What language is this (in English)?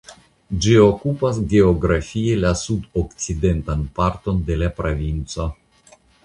Esperanto